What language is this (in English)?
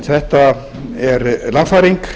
Icelandic